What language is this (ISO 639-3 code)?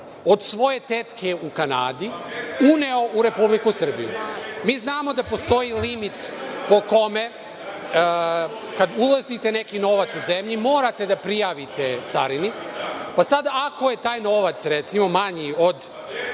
srp